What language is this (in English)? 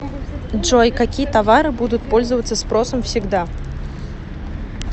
Russian